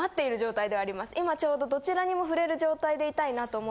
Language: Japanese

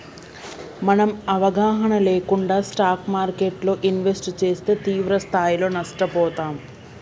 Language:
Telugu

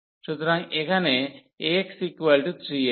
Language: Bangla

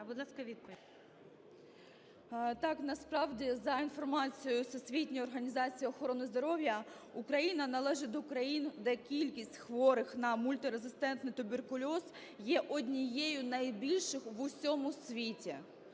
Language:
Ukrainian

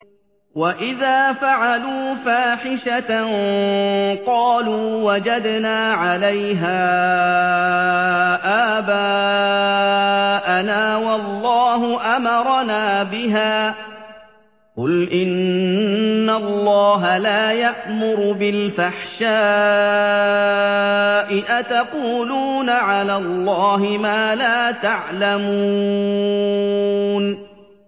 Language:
Arabic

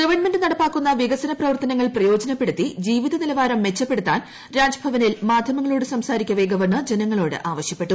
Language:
Malayalam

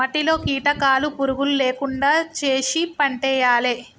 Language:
Telugu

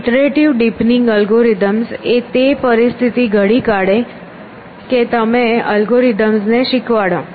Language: Gujarati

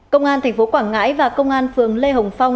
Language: Vietnamese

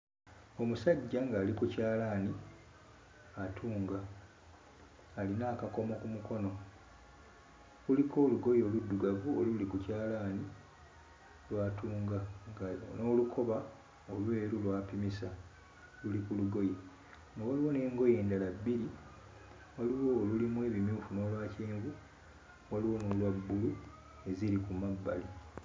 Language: Ganda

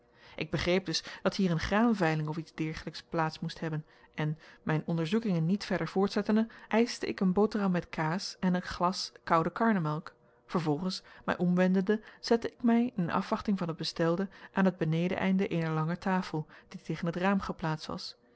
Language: Dutch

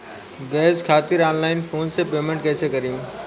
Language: Bhojpuri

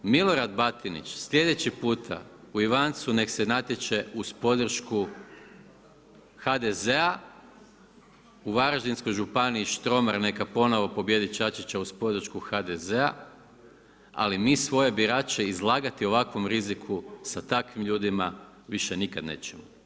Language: Croatian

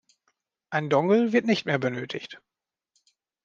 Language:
German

